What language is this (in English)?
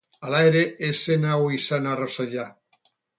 Basque